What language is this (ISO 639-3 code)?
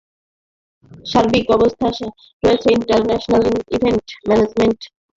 ben